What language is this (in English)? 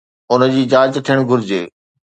Sindhi